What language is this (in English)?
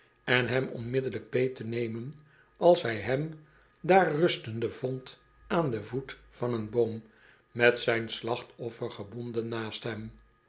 Dutch